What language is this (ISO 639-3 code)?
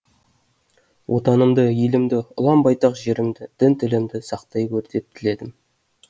kaz